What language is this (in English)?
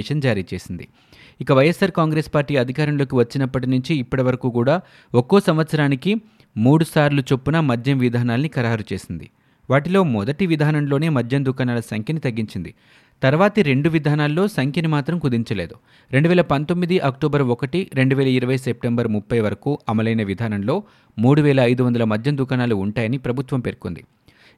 Telugu